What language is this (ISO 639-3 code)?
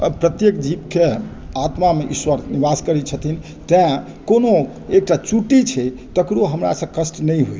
mai